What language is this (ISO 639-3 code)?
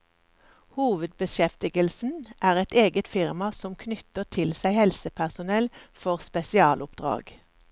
nor